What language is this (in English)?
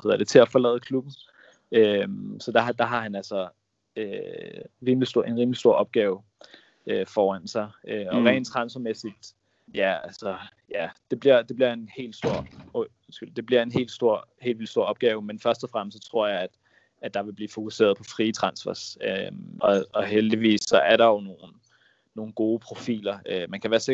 Danish